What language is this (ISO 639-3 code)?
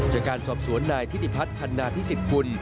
tha